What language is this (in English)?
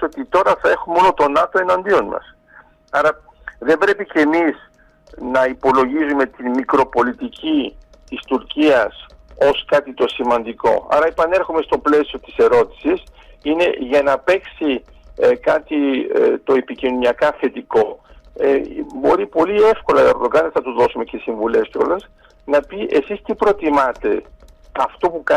Greek